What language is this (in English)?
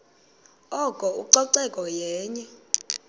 Xhosa